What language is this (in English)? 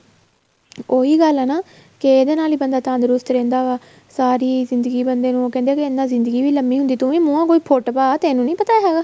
Punjabi